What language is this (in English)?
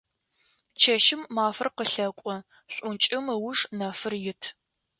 Adyghe